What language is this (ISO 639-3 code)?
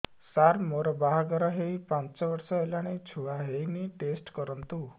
ori